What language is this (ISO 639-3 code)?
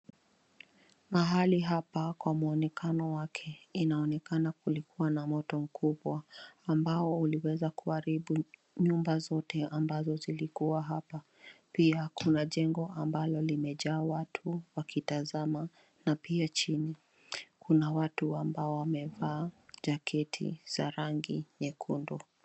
swa